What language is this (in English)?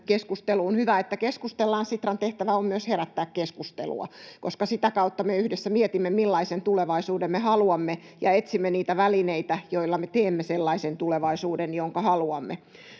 Finnish